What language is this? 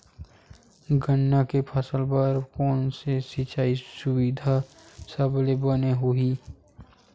Chhattisgarhi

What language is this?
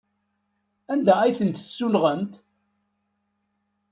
Kabyle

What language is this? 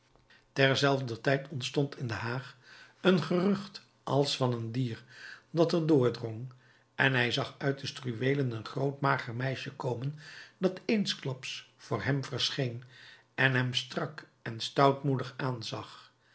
Dutch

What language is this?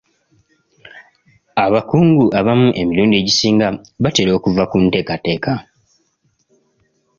Ganda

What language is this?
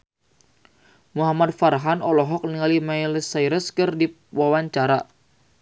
Sundanese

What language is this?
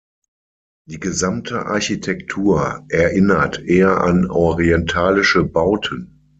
German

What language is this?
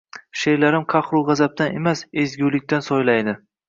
Uzbek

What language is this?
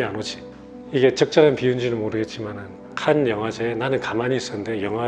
Korean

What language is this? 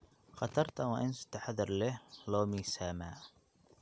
Somali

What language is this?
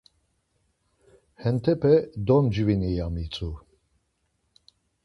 Laz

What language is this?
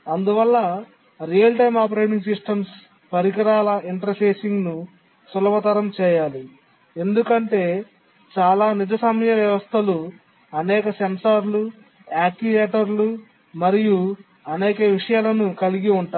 Telugu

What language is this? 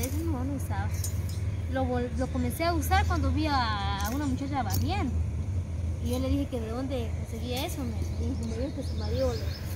Spanish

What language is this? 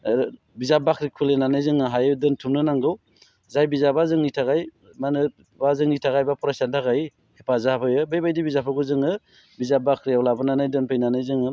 Bodo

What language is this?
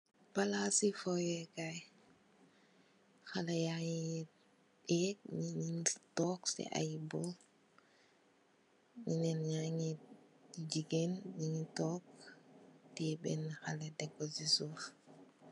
Wolof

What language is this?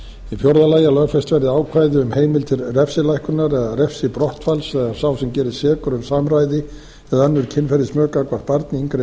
Icelandic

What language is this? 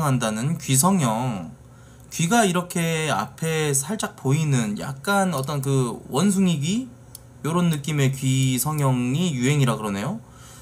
Korean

